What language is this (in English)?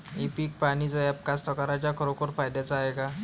Marathi